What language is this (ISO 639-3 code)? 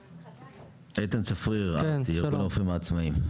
heb